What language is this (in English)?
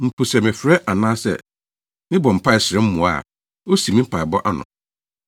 Akan